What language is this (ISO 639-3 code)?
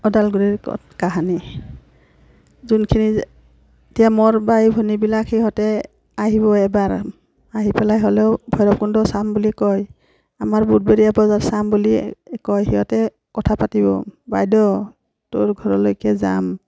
asm